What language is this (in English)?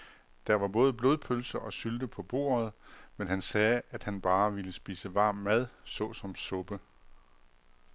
Danish